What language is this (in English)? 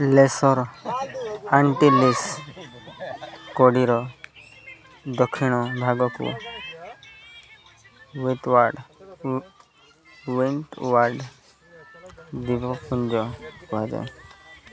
Odia